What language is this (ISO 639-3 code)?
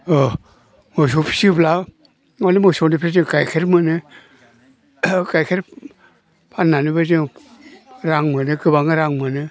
brx